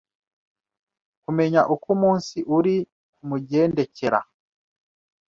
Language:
Kinyarwanda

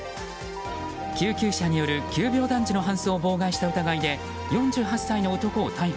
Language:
Japanese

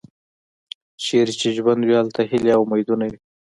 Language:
Pashto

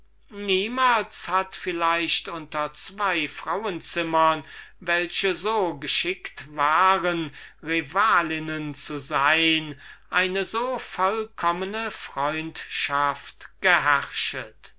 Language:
German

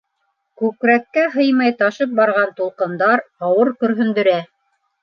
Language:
Bashkir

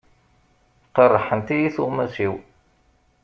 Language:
Kabyle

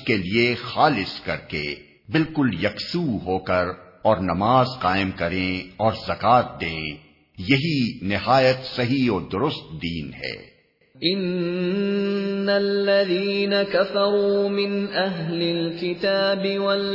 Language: Urdu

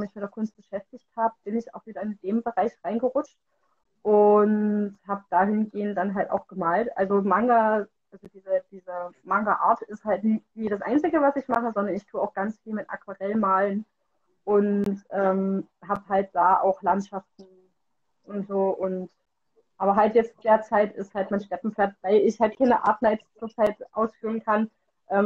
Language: German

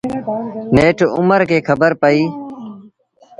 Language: Sindhi Bhil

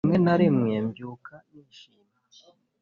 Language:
Kinyarwanda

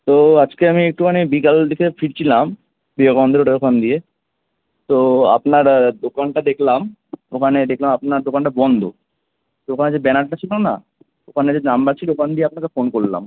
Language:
Bangla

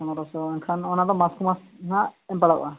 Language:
Santali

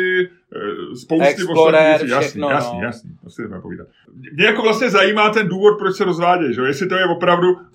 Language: Czech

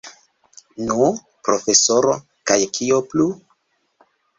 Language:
Esperanto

